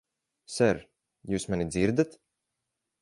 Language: Latvian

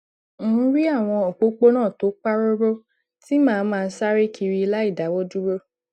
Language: Yoruba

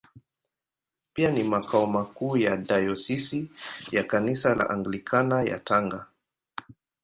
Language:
Swahili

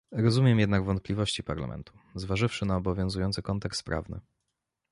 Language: Polish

